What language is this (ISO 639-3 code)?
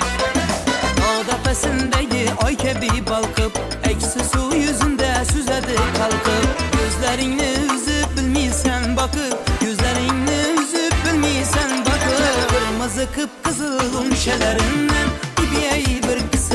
tur